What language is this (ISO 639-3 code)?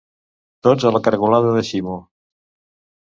cat